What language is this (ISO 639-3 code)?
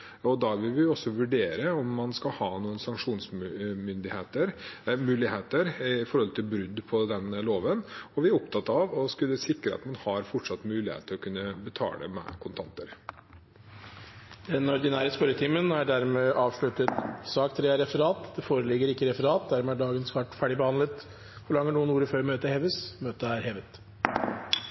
nob